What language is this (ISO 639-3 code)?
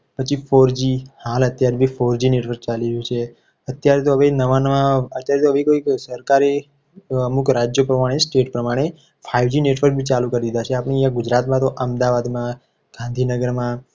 guj